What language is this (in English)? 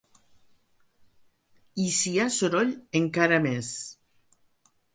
Catalan